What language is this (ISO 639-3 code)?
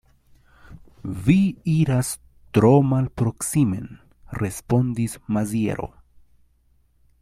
epo